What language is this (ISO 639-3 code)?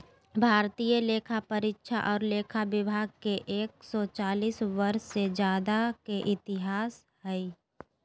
mag